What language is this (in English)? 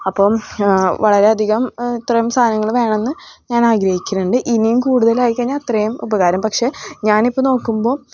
Malayalam